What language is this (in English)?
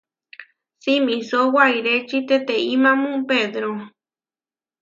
Huarijio